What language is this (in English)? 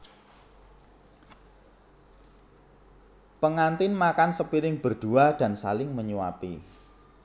Javanese